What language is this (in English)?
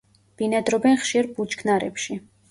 Georgian